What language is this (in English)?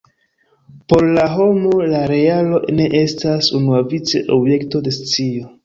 Esperanto